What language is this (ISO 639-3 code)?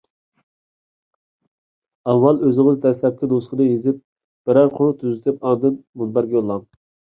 uig